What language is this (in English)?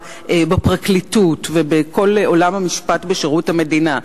Hebrew